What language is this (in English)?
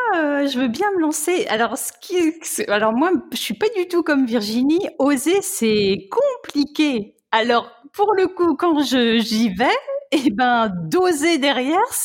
French